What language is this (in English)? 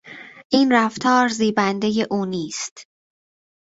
Persian